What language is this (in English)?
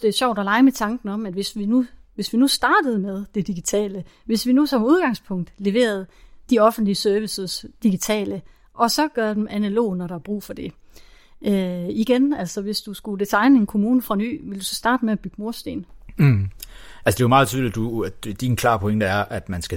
Danish